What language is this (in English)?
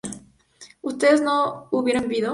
Spanish